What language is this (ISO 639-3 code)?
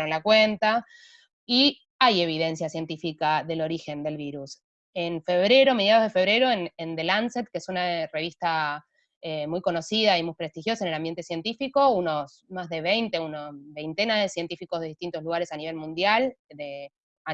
spa